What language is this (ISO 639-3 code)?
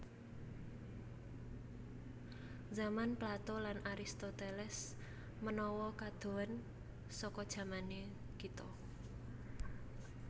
jav